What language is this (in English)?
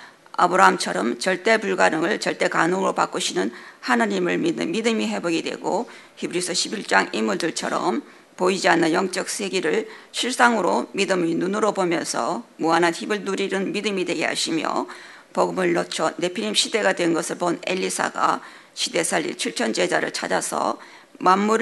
Korean